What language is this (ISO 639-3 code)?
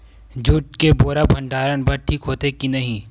hne